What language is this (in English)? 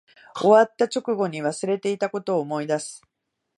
Japanese